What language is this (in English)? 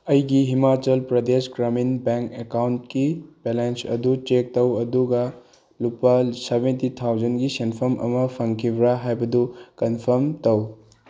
Manipuri